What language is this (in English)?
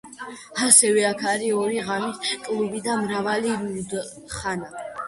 Georgian